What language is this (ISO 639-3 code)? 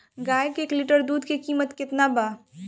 bho